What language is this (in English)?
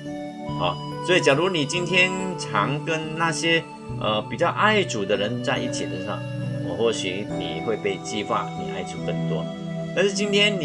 Chinese